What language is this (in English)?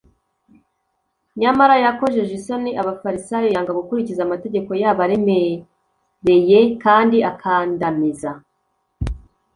Kinyarwanda